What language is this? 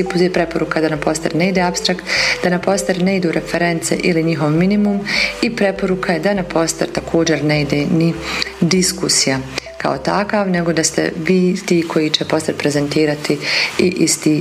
Croatian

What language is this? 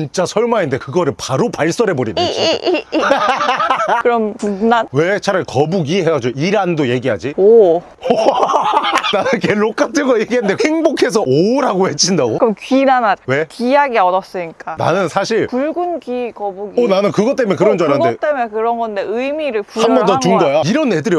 Korean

